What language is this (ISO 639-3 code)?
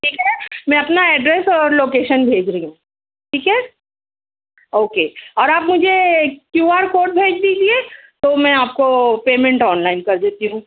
urd